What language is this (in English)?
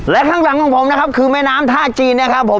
Thai